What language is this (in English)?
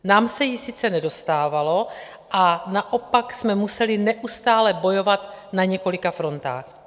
Czech